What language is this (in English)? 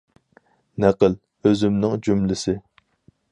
Uyghur